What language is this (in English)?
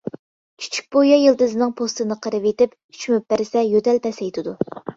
Uyghur